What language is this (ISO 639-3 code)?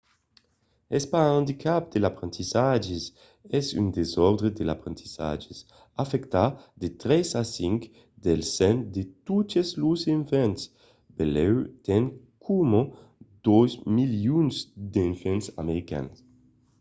oci